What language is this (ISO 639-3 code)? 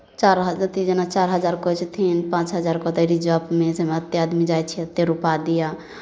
mai